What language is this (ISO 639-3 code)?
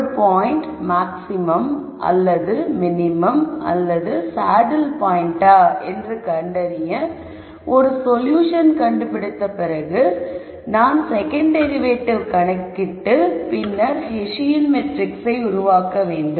tam